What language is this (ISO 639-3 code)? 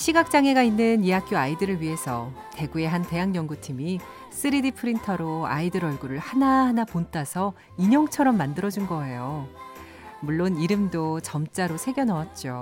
kor